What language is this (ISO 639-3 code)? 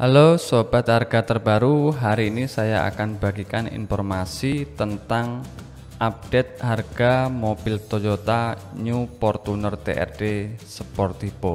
ind